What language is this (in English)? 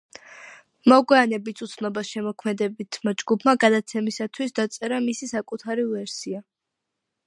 Georgian